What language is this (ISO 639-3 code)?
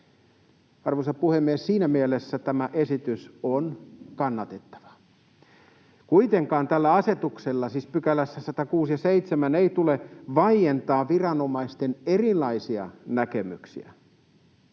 fin